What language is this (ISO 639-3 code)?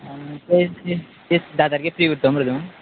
kok